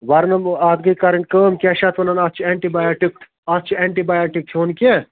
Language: Kashmiri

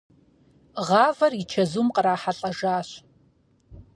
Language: Kabardian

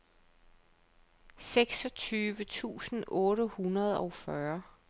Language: Danish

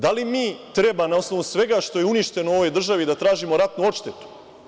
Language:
Serbian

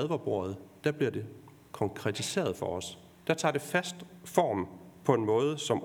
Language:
Danish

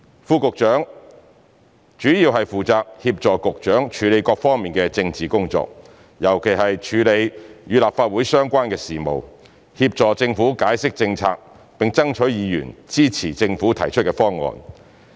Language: Cantonese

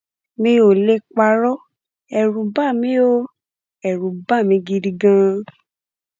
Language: Yoruba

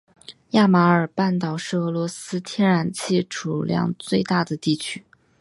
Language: Chinese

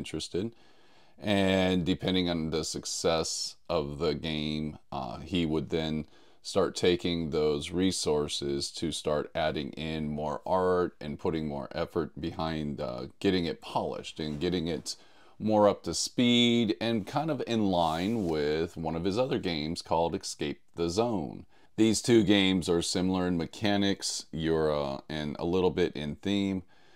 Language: English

